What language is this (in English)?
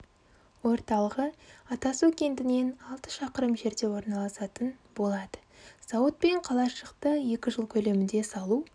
Kazakh